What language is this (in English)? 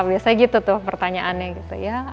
Indonesian